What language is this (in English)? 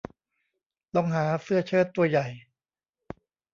Thai